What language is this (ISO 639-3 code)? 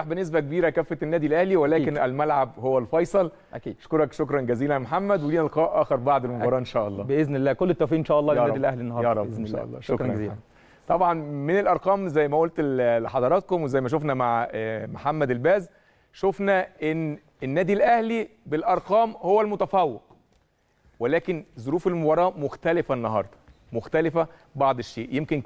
ara